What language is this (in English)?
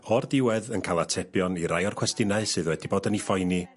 Welsh